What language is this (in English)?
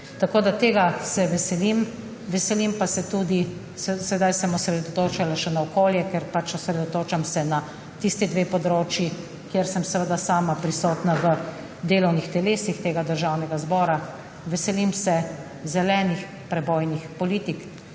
Slovenian